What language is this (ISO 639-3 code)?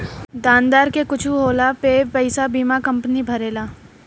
bho